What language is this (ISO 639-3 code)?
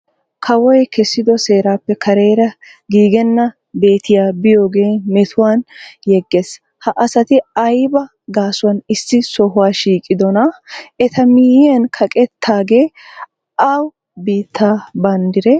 wal